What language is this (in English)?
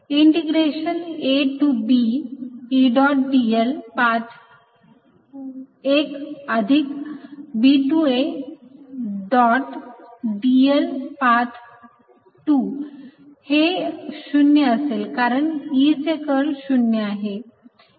Marathi